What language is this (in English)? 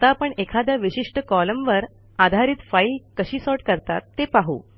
Marathi